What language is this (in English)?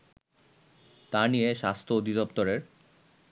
Bangla